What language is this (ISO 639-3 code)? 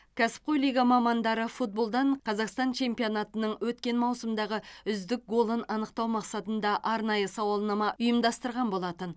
kaz